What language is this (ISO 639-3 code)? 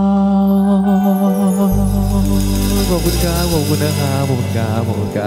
tha